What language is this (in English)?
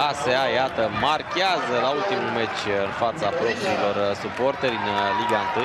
Romanian